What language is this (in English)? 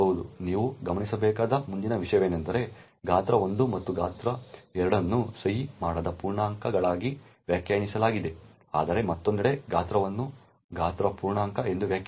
Kannada